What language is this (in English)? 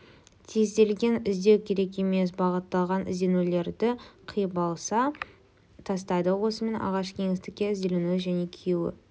Kazakh